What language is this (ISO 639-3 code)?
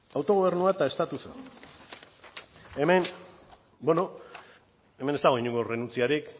eus